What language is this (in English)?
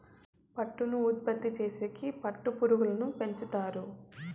Telugu